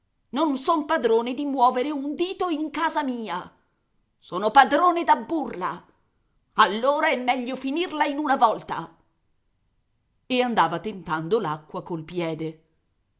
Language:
Italian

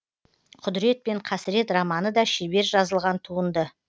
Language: Kazakh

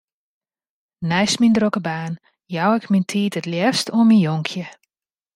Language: Western Frisian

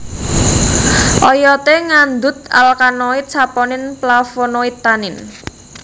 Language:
Javanese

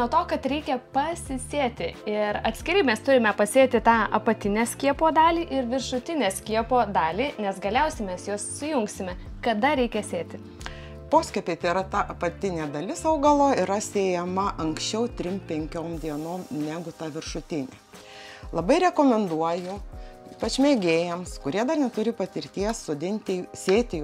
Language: Lithuanian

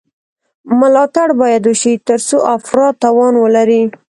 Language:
Pashto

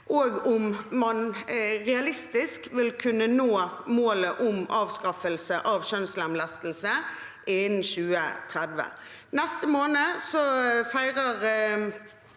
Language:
Norwegian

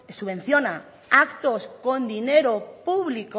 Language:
Spanish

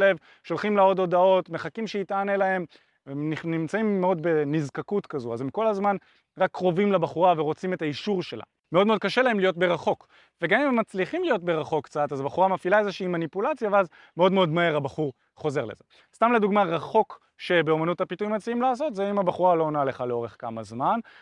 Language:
Hebrew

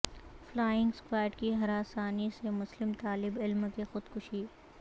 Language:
Urdu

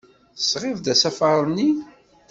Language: Kabyle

